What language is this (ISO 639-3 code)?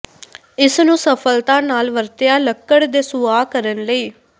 pan